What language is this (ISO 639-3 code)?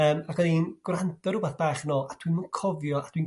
cym